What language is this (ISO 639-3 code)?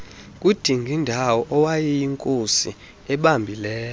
xho